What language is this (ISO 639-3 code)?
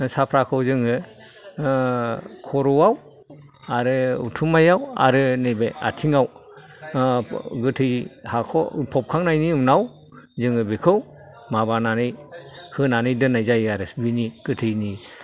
brx